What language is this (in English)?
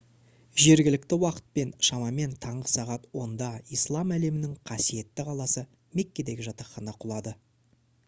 Kazakh